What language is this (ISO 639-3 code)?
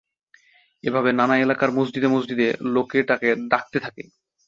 ben